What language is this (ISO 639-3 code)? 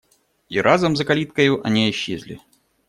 rus